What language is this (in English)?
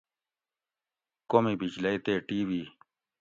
Gawri